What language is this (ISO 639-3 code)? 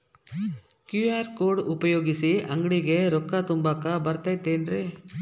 kan